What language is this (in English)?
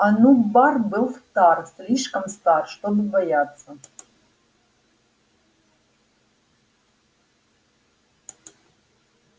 Russian